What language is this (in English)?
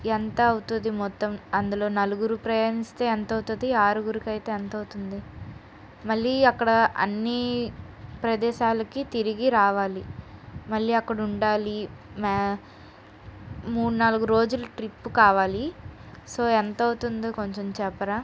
Telugu